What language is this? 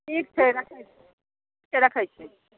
Maithili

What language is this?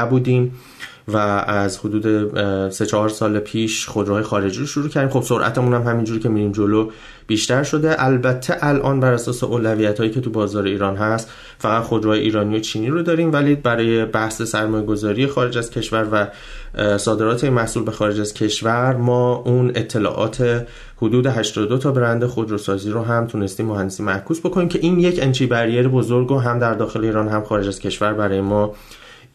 Persian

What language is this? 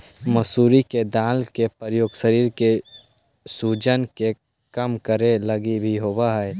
Magahi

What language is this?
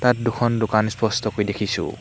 Assamese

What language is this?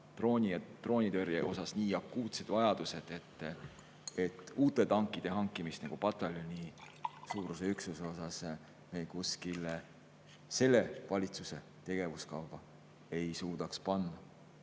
Estonian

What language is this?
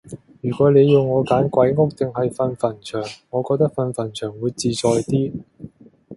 Cantonese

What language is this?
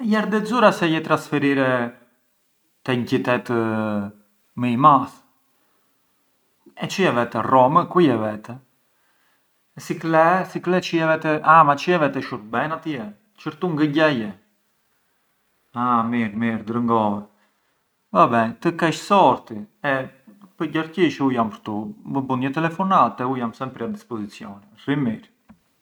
Arbëreshë Albanian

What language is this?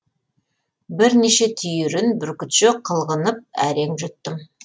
Kazakh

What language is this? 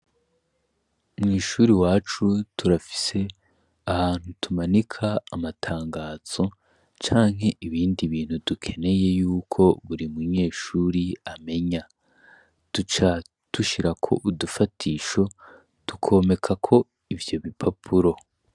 Rundi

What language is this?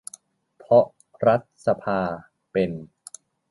Thai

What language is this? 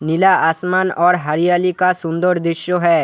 Hindi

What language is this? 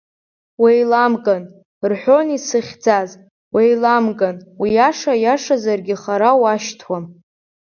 Abkhazian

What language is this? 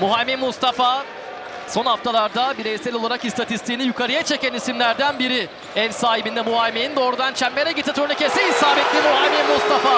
Turkish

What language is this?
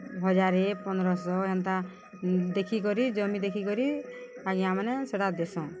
Odia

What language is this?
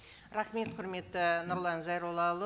Kazakh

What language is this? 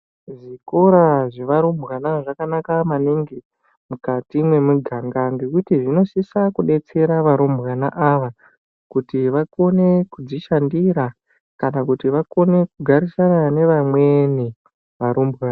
Ndau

